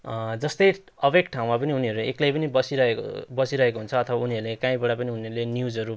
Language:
Nepali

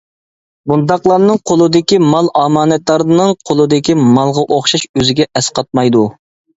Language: Uyghur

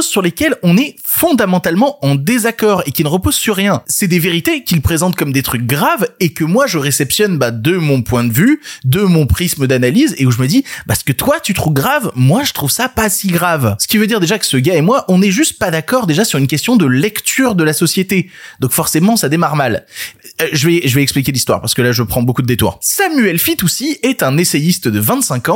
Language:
French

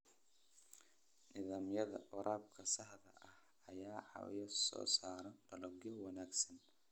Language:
Somali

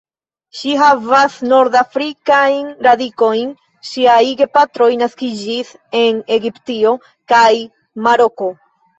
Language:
Esperanto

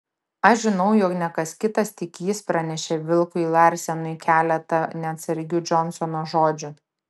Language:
Lithuanian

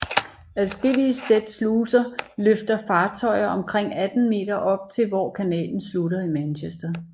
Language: Danish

